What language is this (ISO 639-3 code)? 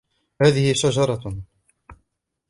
ara